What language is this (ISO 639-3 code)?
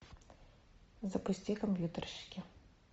rus